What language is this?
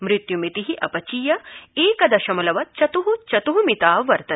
Sanskrit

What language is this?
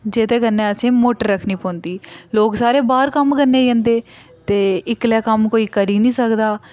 Dogri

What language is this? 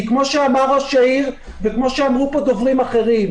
Hebrew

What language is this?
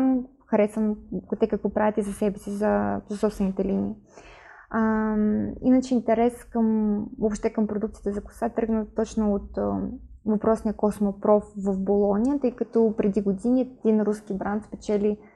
Bulgarian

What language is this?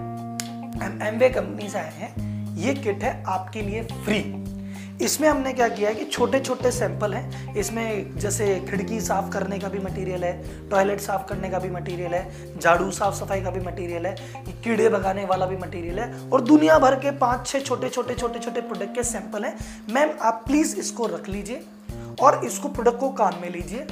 Hindi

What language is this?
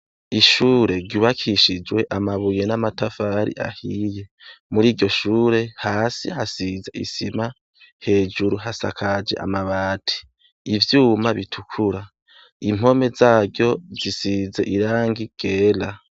Rundi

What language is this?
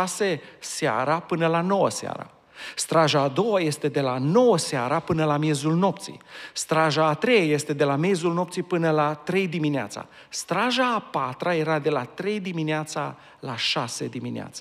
Romanian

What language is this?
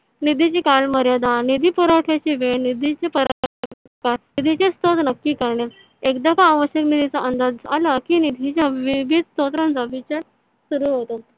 Marathi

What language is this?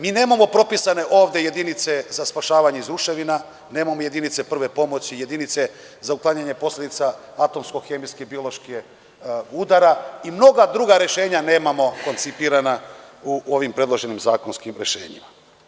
Serbian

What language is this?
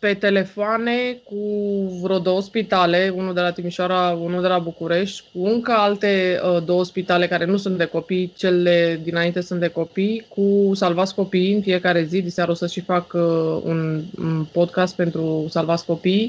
Romanian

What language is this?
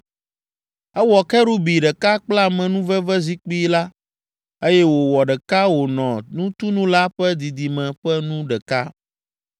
Ewe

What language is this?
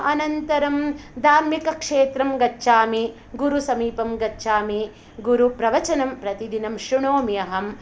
Sanskrit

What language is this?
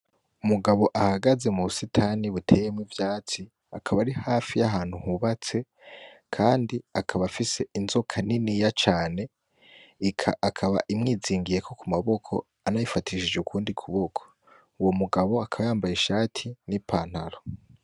Rundi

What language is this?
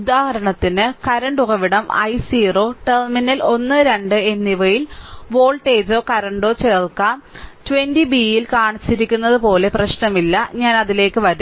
Malayalam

